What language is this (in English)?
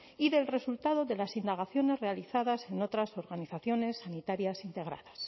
Spanish